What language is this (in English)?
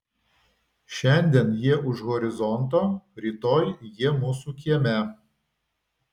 Lithuanian